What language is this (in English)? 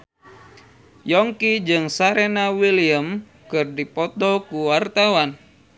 Sundanese